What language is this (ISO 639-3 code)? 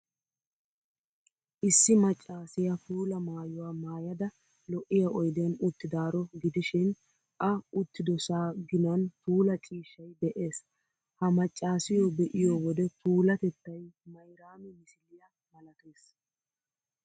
wal